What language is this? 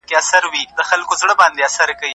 Pashto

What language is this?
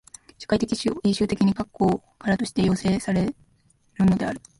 Japanese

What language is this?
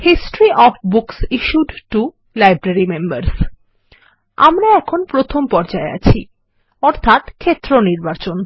Bangla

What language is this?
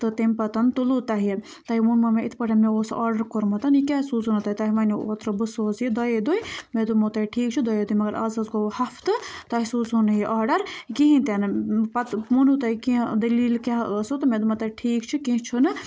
Kashmiri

